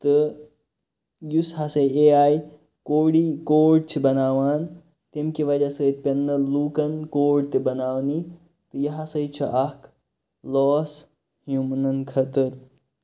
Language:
Kashmiri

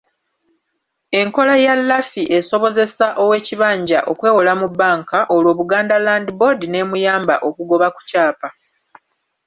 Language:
Ganda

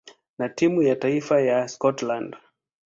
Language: Swahili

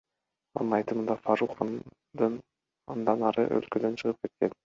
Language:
Kyrgyz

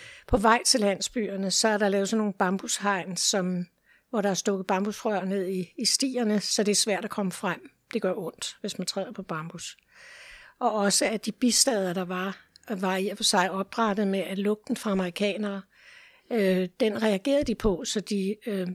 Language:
Danish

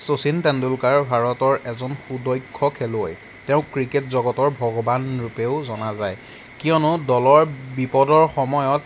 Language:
Assamese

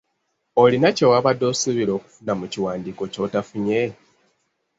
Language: Ganda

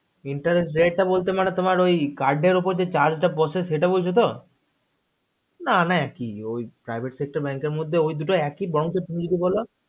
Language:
Bangla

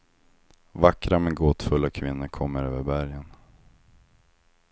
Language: Swedish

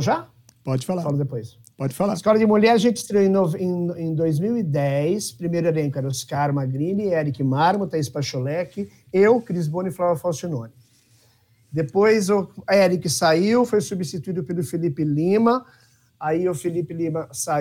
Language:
Portuguese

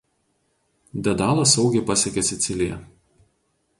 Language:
Lithuanian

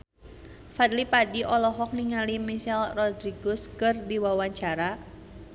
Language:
Sundanese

